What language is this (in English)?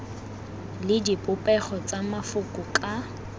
Tswana